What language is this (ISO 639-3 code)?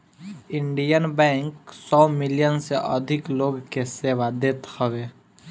bho